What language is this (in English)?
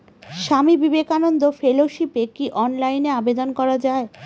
Bangla